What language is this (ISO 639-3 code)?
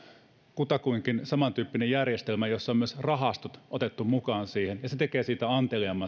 fin